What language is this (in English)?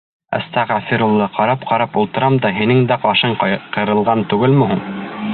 Bashkir